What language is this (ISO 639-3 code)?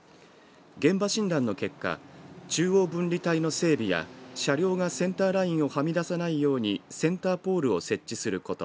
jpn